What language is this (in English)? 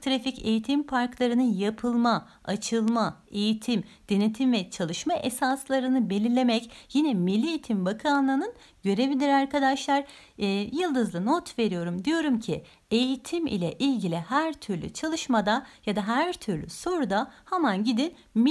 Turkish